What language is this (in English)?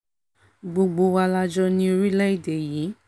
Yoruba